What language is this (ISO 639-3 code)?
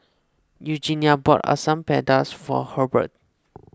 eng